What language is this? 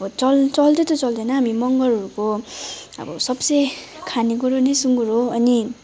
Nepali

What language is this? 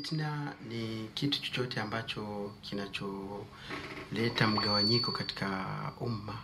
Swahili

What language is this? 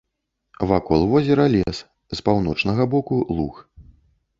Belarusian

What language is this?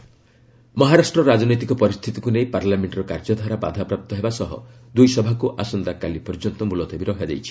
Odia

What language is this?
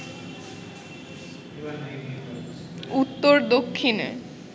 Bangla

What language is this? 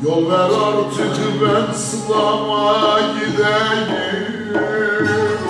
Turkish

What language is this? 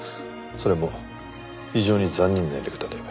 Japanese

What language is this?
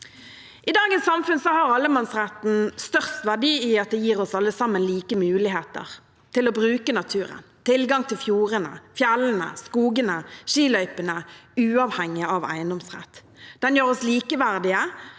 Norwegian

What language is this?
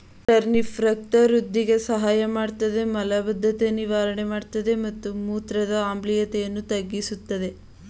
Kannada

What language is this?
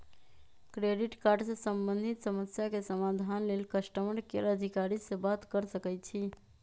Magahi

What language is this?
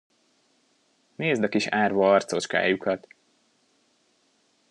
Hungarian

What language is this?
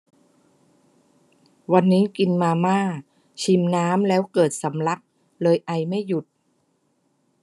Thai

